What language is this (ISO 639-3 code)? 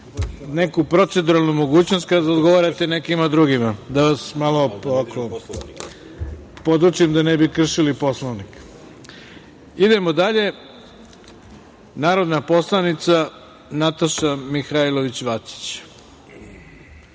srp